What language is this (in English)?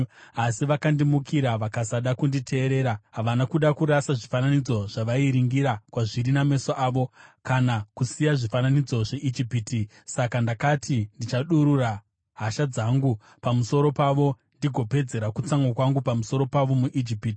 Shona